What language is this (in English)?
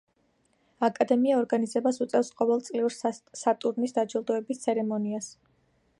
Georgian